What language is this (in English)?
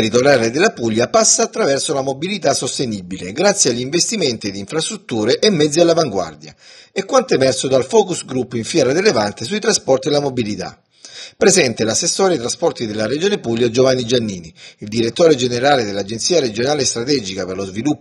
Italian